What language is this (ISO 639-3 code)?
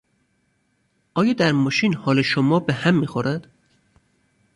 fas